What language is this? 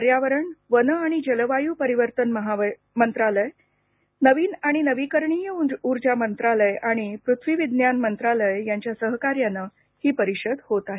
Marathi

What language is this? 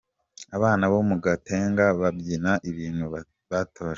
Kinyarwanda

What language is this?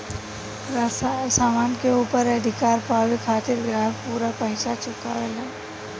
Bhojpuri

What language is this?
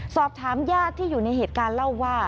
Thai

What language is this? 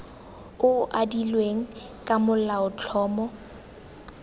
Tswana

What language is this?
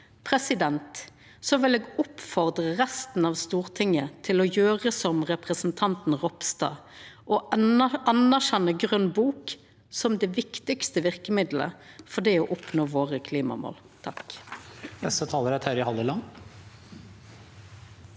Norwegian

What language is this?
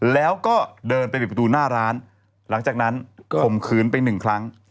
Thai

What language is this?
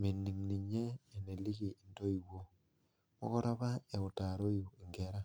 Masai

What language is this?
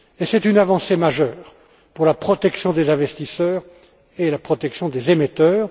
French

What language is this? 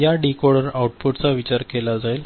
Marathi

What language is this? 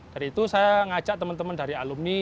Indonesian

